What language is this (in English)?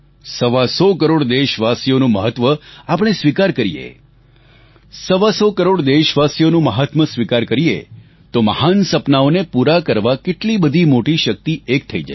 Gujarati